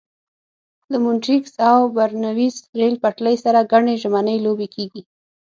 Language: Pashto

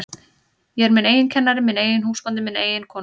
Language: Icelandic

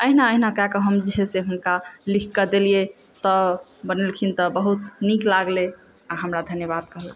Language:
Maithili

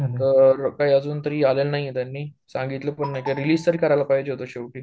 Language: Marathi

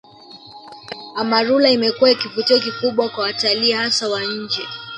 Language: Swahili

